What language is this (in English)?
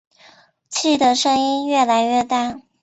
Chinese